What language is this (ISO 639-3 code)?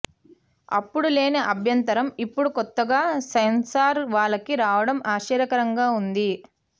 tel